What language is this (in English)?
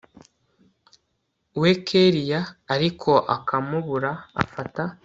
Kinyarwanda